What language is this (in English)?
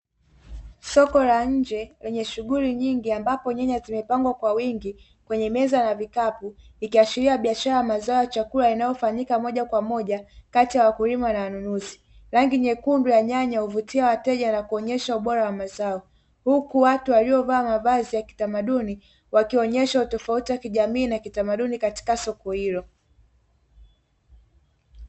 Swahili